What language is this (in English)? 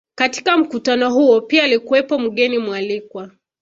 Swahili